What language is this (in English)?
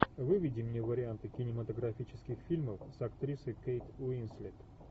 Russian